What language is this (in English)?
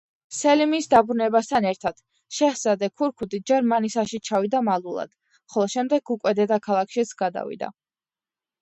Georgian